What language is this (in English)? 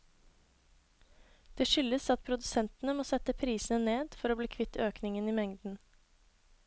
Norwegian